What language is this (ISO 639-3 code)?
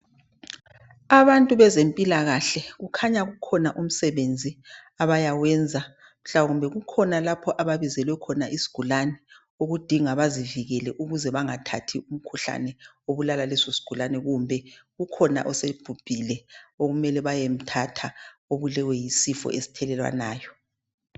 nde